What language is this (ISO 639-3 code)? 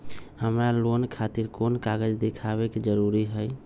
mag